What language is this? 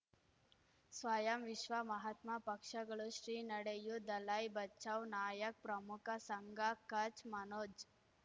Kannada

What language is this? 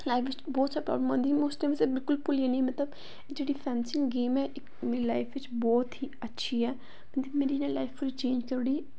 Dogri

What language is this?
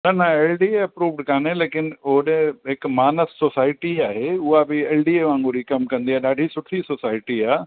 Sindhi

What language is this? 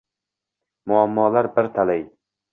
Uzbek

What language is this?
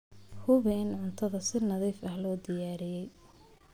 Somali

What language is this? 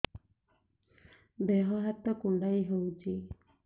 Odia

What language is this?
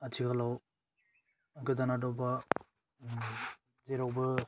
Bodo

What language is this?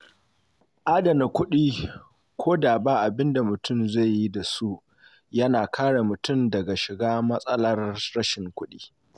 Hausa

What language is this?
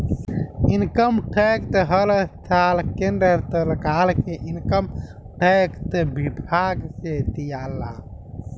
Bhojpuri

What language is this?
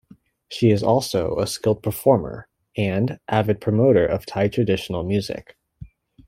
English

